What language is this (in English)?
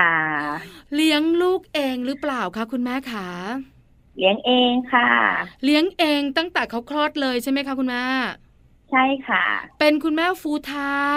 Thai